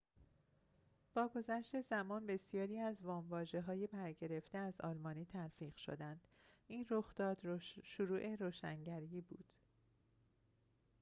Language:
Persian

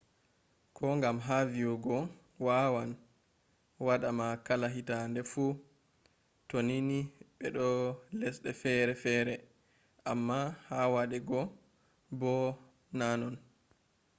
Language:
Fula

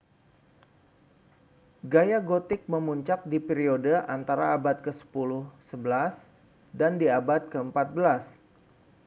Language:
Indonesian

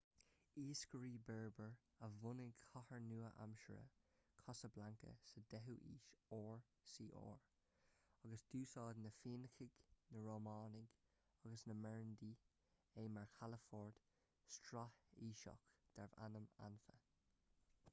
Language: Irish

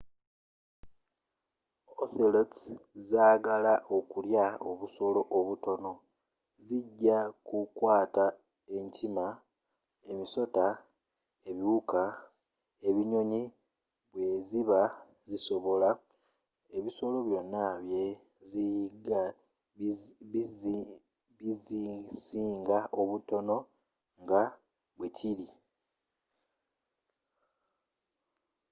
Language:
Ganda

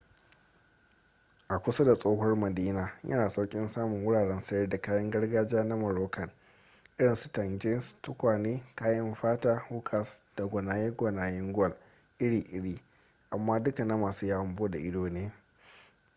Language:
Hausa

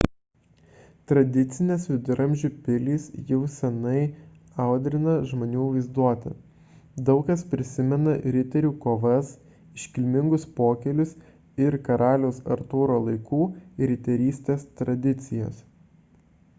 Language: Lithuanian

